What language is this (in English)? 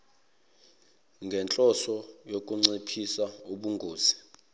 Zulu